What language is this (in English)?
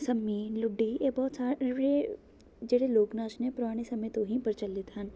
Punjabi